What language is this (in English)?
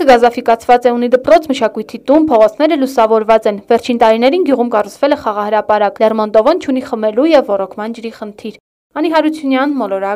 Romanian